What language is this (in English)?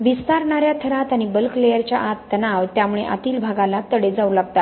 Marathi